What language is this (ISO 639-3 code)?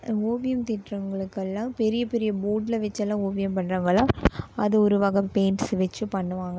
tam